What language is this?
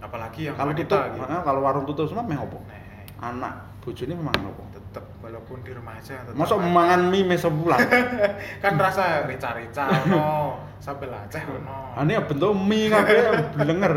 Indonesian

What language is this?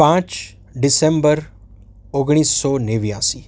Gujarati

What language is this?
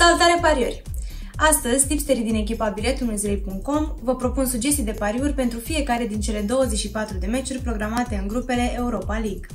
Romanian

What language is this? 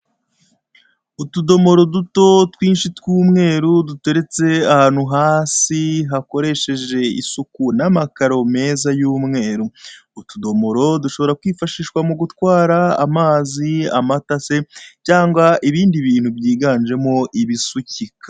Kinyarwanda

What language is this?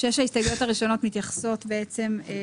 Hebrew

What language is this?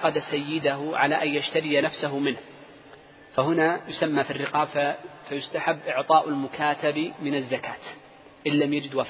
Arabic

